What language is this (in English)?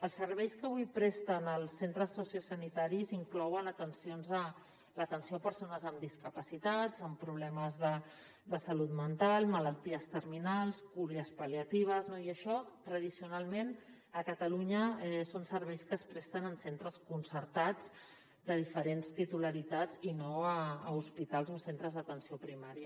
Catalan